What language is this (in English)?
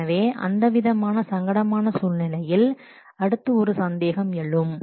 Tamil